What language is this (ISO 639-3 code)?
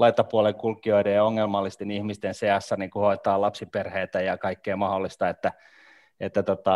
fin